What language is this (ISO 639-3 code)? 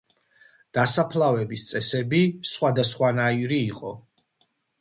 kat